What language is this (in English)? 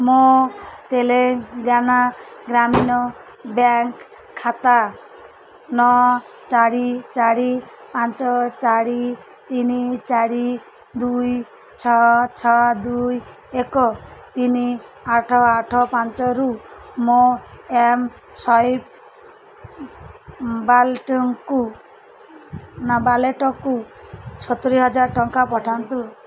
Odia